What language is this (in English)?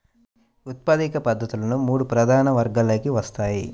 Telugu